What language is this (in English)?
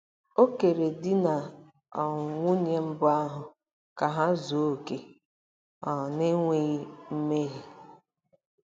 Igbo